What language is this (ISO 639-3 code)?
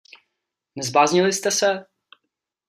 ces